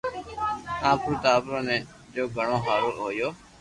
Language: Loarki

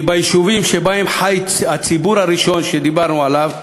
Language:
Hebrew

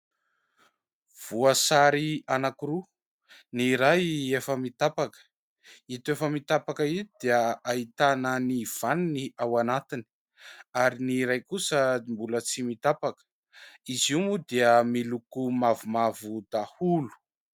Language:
Malagasy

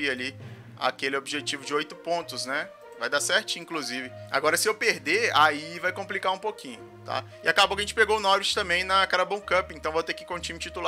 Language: Portuguese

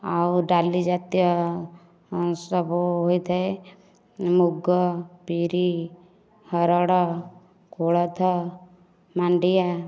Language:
Odia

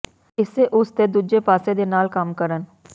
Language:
Punjabi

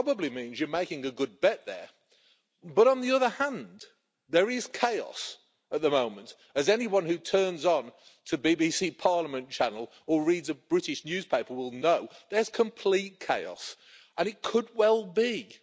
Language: English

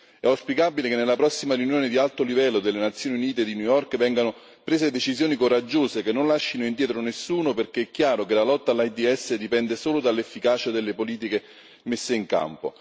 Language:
Italian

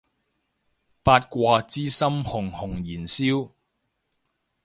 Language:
Cantonese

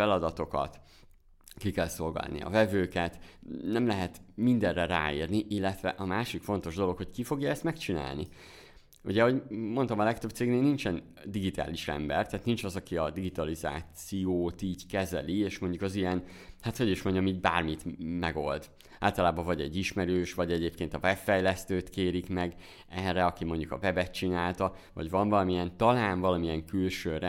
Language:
Hungarian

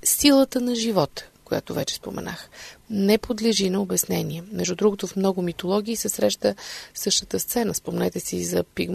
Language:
Bulgarian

